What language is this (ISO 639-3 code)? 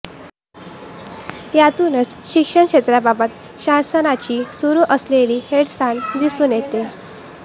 mar